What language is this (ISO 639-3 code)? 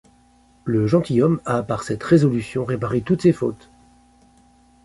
fra